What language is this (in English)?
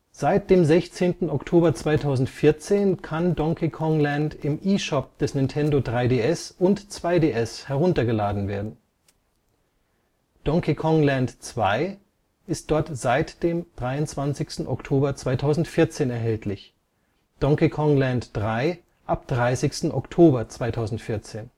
German